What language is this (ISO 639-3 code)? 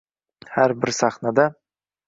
uzb